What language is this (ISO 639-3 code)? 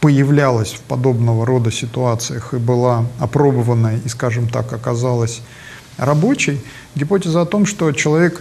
rus